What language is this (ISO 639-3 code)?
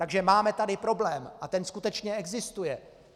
ces